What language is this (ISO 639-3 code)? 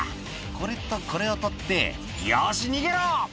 jpn